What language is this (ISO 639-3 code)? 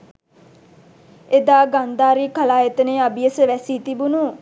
sin